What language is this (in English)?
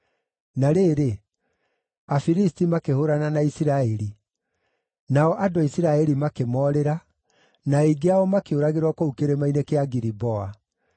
Kikuyu